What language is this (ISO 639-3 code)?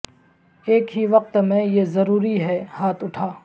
urd